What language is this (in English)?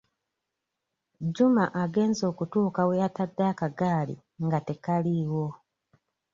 Ganda